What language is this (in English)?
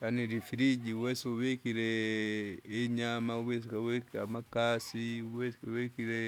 Kinga